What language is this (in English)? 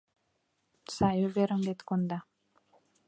Mari